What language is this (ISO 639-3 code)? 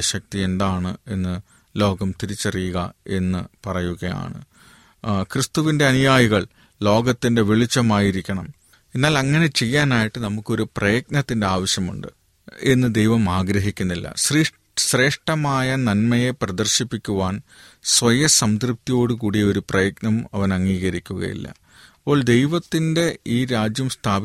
mal